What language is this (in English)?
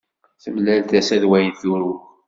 Kabyle